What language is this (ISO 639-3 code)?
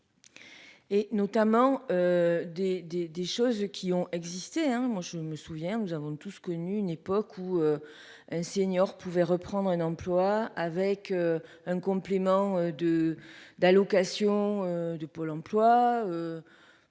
fra